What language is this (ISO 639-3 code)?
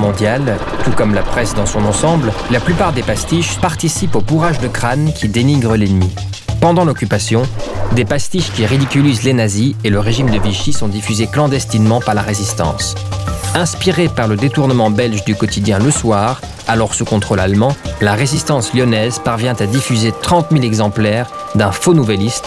fra